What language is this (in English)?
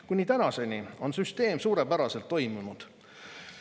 Estonian